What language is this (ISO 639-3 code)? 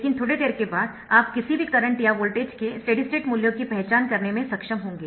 hin